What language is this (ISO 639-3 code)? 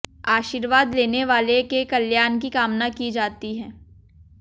hin